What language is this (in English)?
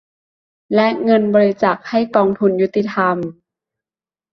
Thai